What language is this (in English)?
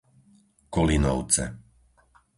Slovak